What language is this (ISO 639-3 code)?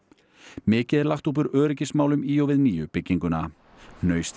isl